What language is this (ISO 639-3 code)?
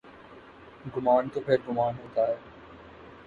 urd